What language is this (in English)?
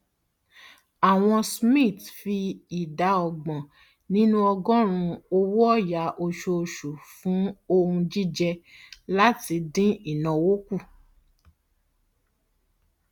Yoruba